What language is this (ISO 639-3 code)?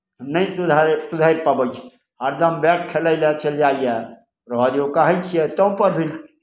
mai